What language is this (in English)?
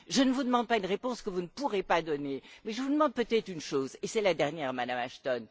French